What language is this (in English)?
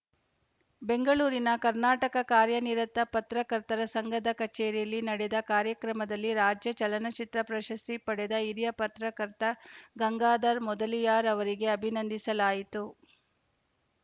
Kannada